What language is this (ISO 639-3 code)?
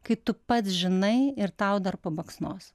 lit